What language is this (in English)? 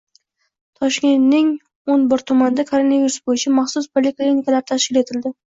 Uzbek